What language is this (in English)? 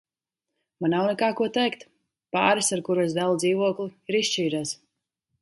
Latvian